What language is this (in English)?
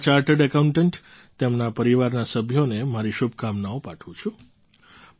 Gujarati